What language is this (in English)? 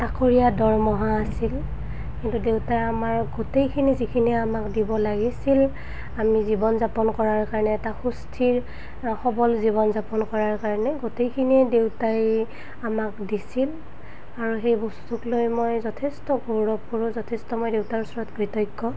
Assamese